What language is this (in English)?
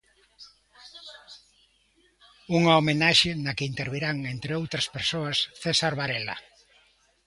Galician